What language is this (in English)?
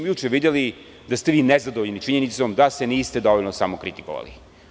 Serbian